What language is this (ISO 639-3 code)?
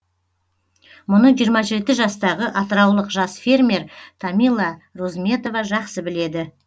kaz